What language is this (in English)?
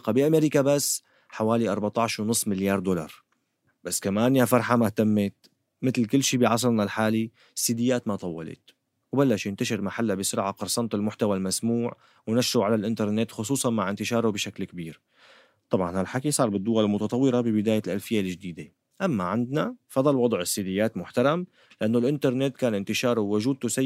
Arabic